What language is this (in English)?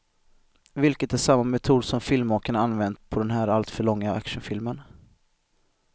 Swedish